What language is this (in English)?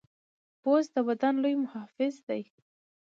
Pashto